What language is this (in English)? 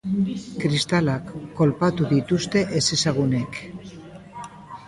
Basque